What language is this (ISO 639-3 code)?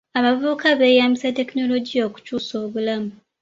lug